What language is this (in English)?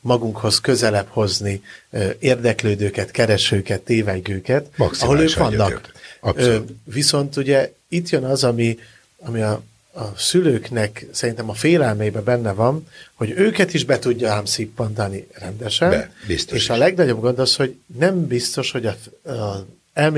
Hungarian